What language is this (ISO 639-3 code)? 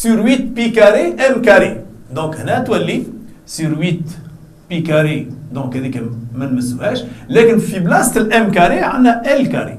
fra